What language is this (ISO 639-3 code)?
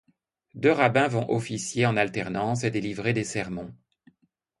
fra